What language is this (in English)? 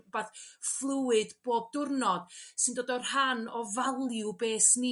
Welsh